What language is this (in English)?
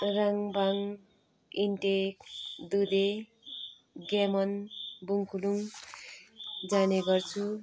Nepali